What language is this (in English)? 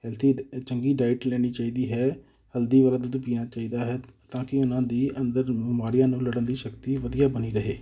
Punjabi